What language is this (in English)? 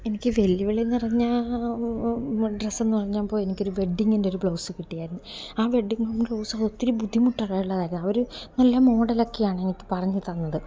Malayalam